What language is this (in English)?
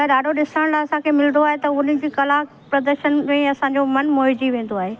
Sindhi